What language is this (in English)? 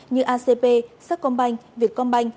Vietnamese